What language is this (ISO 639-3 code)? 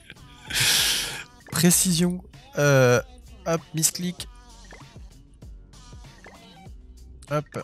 fra